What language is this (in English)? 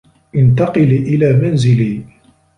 Arabic